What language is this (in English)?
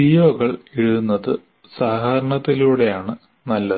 Malayalam